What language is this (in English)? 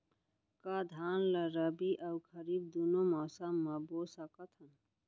Chhattisgarhi